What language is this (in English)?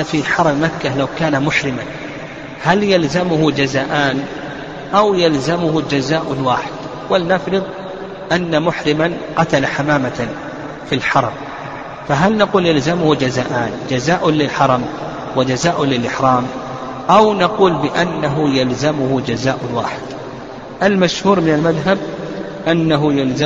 Arabic